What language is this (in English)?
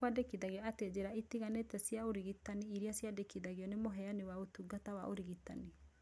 Kikuyu